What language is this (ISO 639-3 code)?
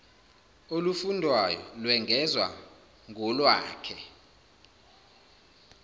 zul